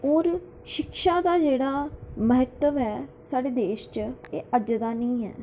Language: Dogri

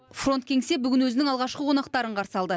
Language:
Kazakh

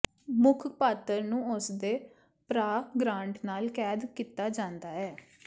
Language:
Punjabi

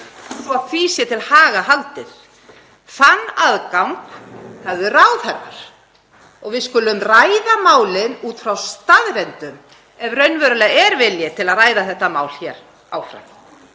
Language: Icelandic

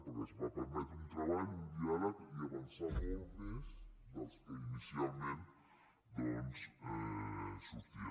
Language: Catalan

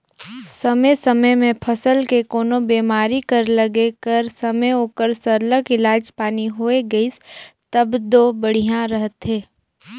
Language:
Chhattisgarhi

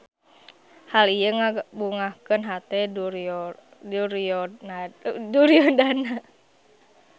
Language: Sundanese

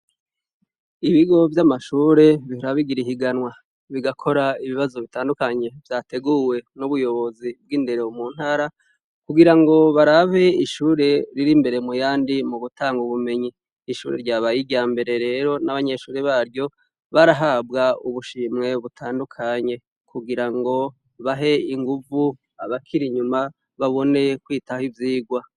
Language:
Rundi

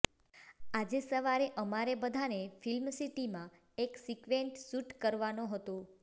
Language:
Gujarati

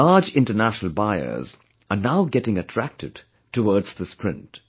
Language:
English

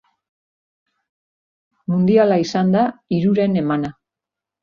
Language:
Basque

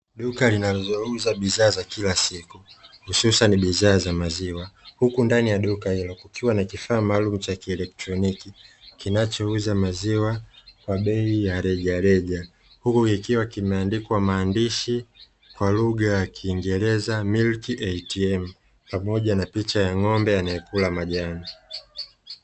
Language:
Swahili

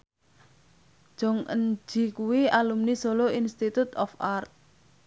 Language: Javanese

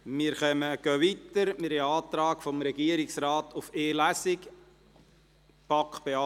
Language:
Swiss German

